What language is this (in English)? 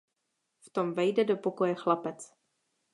Czech